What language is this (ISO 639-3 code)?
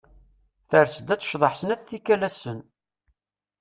kab